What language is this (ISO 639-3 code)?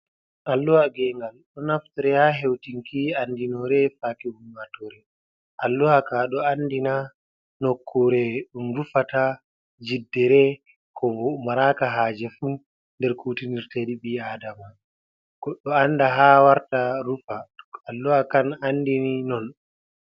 ful